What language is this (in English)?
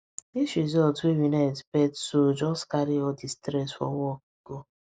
Nigerian Pidgin